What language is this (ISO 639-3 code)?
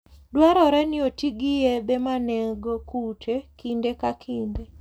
luo